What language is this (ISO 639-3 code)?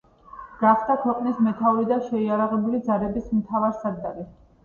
kat